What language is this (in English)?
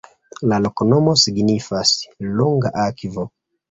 Esperanto